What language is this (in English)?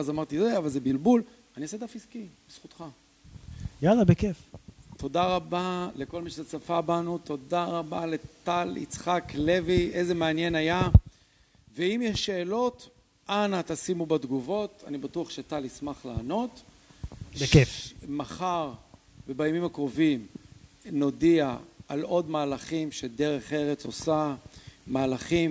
Hebrew